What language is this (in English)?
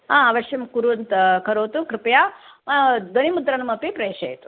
Sanskrit